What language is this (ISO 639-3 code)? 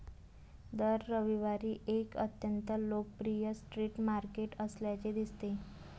mar